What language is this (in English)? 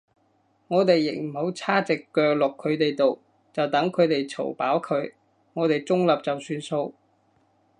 Cantonese